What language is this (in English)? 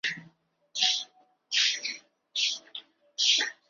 Chinese